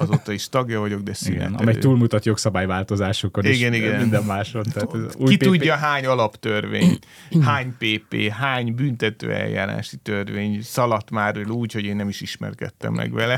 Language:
Hungarian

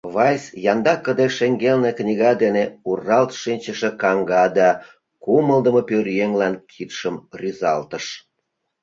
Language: Mari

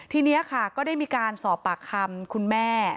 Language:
Thai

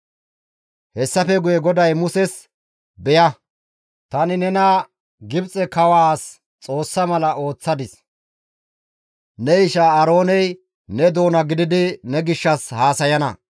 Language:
Gamo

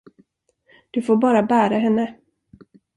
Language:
Swedish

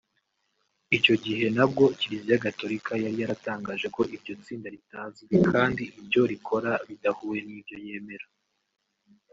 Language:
Kinyarwanda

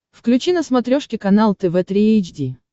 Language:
Russian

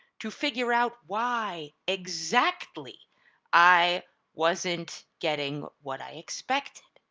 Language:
English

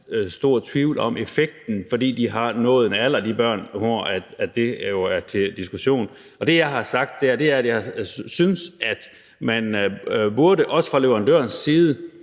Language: Danish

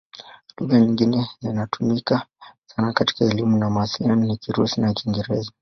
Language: Swahili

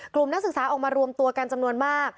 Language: Thai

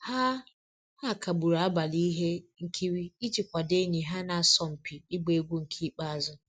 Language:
Igbo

